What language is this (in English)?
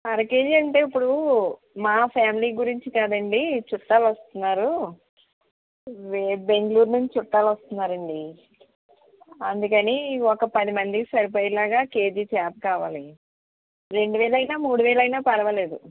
Telugu